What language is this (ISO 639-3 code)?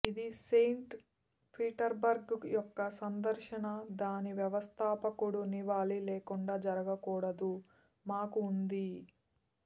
tel